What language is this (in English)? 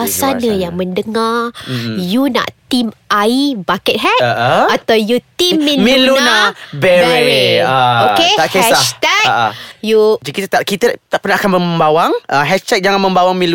Malay